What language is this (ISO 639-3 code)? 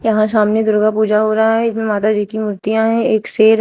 hin